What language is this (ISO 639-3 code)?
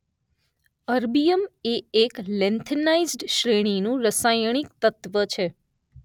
guj